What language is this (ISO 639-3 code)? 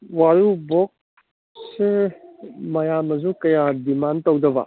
mni